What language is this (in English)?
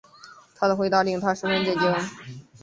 Chinese